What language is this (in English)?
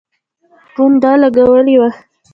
Pashto